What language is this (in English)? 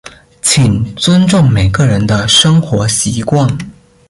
Chinese